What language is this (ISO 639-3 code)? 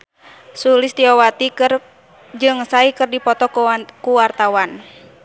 sun